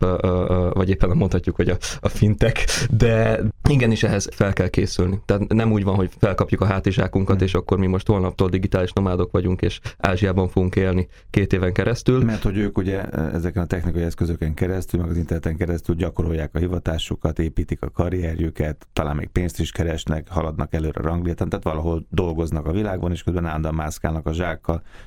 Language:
Hungarian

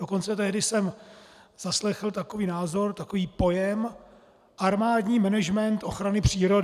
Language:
Czech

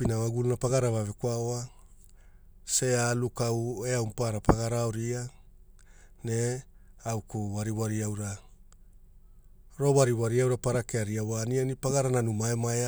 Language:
Hula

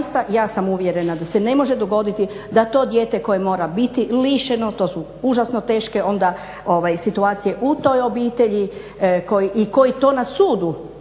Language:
Croatian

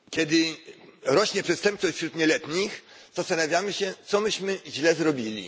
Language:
Polish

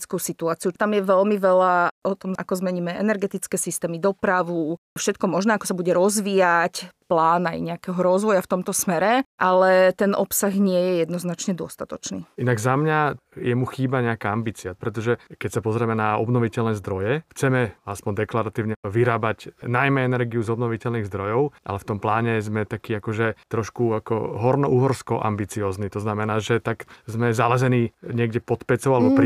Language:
Slovak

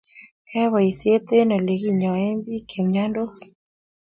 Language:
Kalenjin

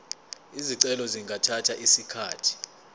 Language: Zulu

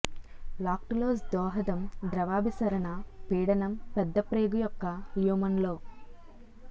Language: Telugu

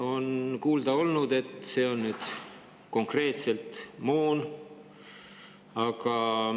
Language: Estonian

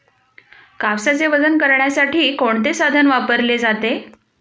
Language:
Marathi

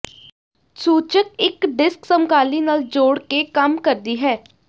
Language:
Punjabi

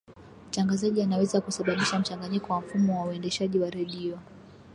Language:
Swahili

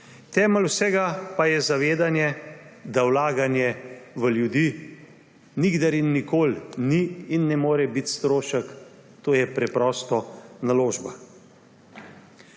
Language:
Slovenian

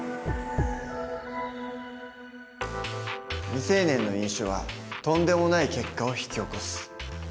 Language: Japanese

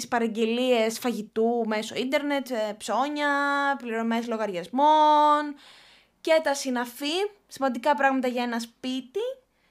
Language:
Greek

